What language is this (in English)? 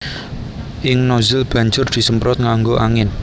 Javanese